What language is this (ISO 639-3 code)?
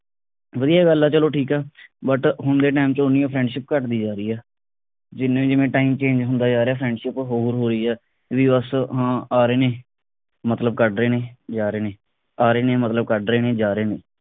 pan